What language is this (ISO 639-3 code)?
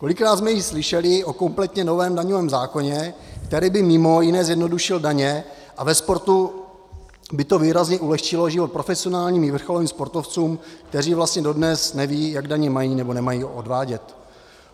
ces